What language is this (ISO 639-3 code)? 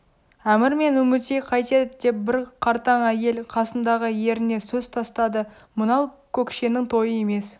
kaz